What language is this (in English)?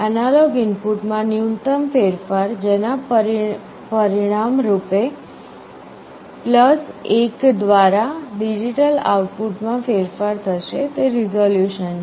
Gujarati